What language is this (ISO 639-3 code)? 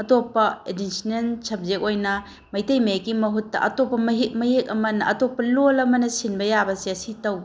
mni